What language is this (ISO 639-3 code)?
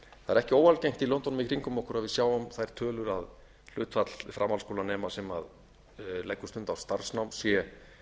isl